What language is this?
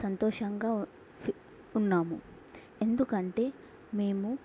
Telugu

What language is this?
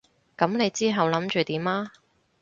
Cantonese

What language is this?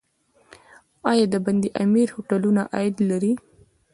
Pashto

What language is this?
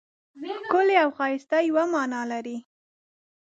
Pashto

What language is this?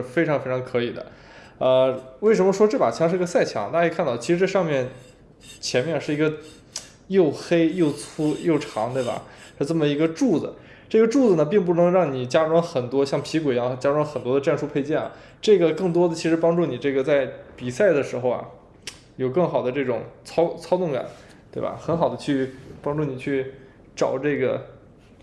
Chinese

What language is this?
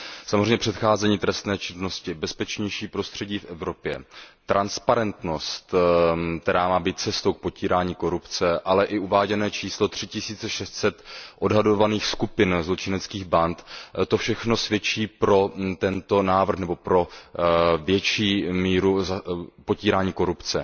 Czech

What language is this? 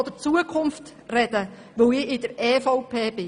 Swiss German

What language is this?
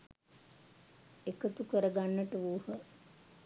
Sinhala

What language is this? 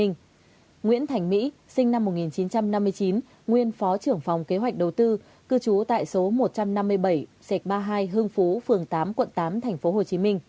Vietnamese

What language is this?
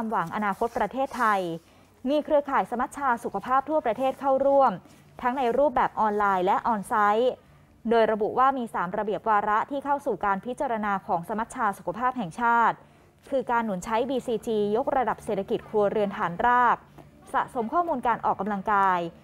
Thai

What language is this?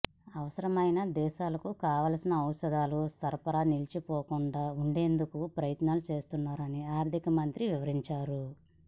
Telugu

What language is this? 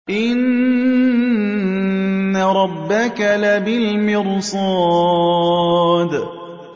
Arabic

